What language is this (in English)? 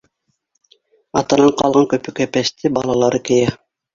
Bashkir